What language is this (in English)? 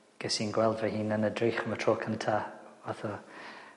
Welsh